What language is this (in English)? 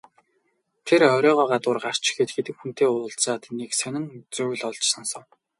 Mongolian